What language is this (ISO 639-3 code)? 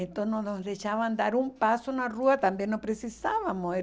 por